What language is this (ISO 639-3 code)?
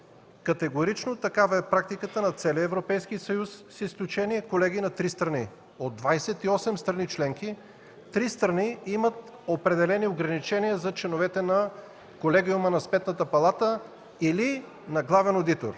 bul